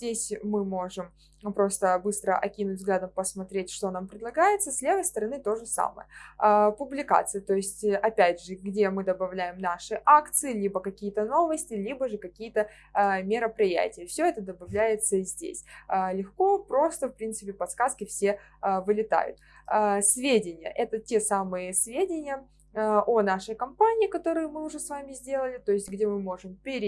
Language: Russian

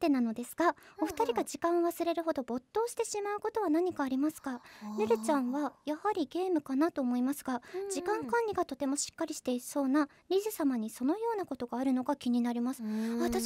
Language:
Japanese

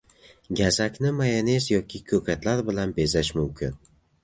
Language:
Uzbek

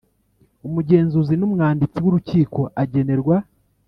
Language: Kinyarwanda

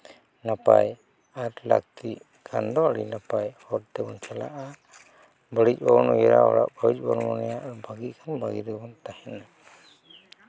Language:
Santali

